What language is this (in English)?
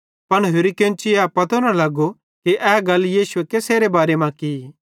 Bhadrawahi